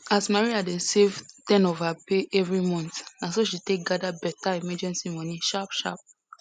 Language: Nigerian Pidgin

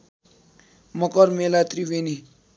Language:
Nepali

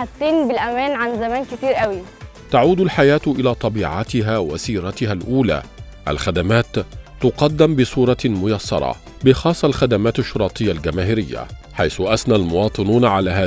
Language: Arabic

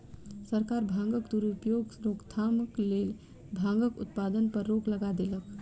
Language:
Maithili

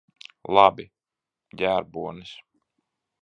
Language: Latvian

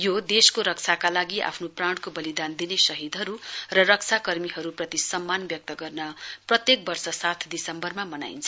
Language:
Nepali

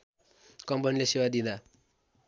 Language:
Nepali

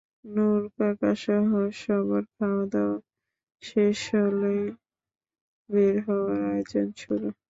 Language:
Bangla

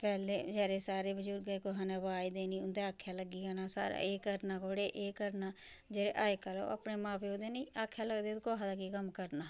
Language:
Dogri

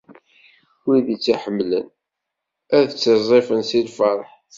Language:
Kabyle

